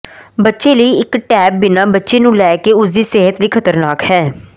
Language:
Punjabi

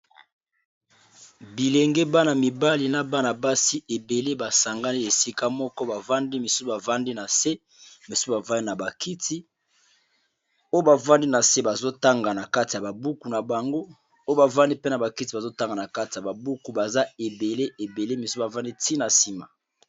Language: Lingala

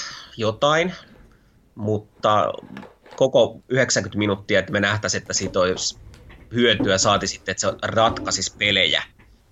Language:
Finnish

